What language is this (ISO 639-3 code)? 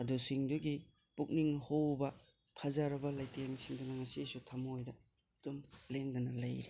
mni